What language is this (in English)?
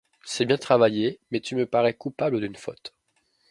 French